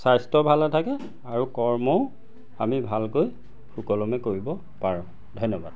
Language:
Assamese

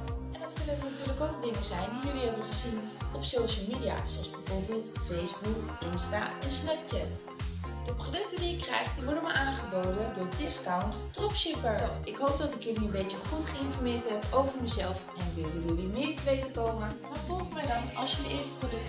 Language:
Dutch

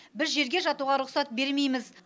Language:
Kazakh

